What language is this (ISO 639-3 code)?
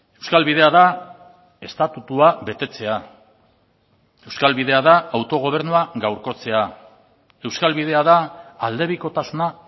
eus